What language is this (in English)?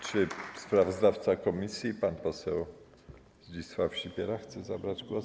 Polish